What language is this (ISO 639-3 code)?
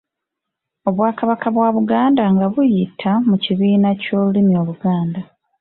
lug